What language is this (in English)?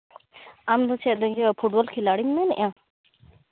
Santali